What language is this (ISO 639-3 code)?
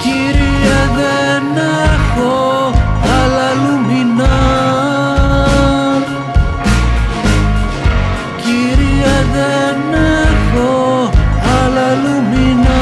ell